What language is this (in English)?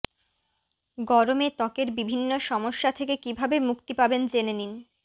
Bangla